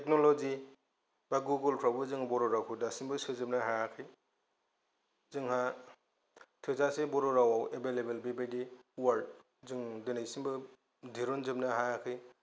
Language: Bodo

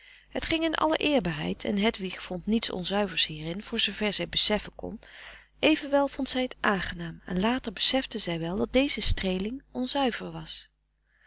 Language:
Dutch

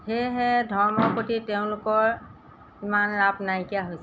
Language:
Assamese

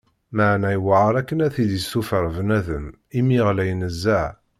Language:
Kabyle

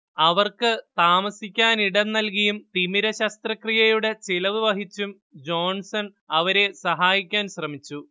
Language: Malayalam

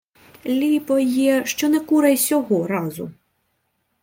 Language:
Ukrainian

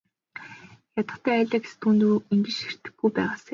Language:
Mongolian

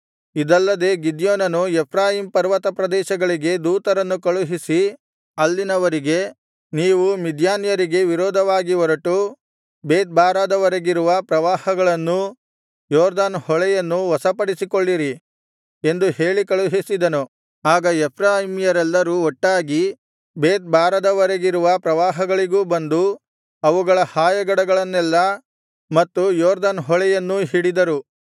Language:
Kannada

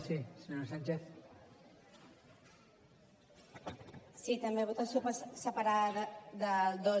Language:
Catalan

